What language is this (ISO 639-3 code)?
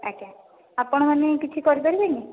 ori